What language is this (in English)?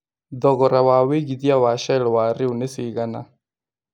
Kikuyu